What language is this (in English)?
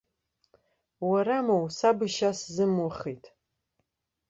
Abkhazian